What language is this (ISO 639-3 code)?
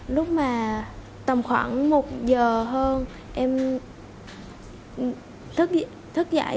vie